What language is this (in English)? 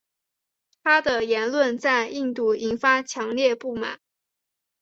Chinese